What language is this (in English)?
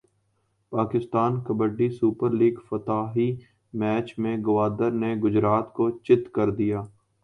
Urdu